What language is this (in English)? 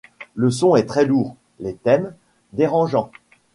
French